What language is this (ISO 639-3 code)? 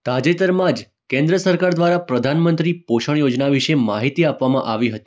guj